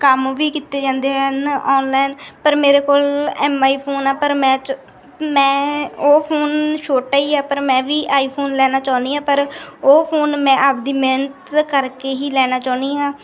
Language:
Punjabi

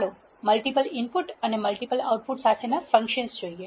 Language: Gujarati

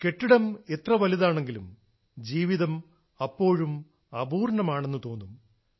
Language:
Malayalam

